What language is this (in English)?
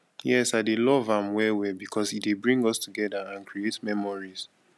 Nigerian Pidgin